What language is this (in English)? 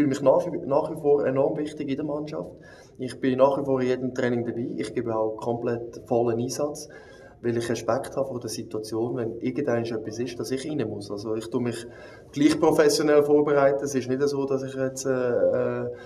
German